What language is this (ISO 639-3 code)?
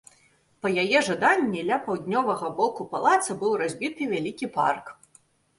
bel